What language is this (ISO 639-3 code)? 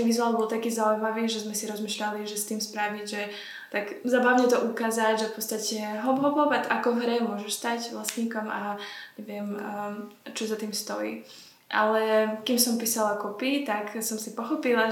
slk